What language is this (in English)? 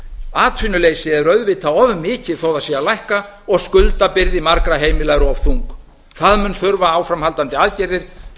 Icelandic